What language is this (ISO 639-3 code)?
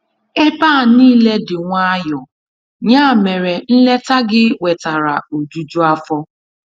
ibo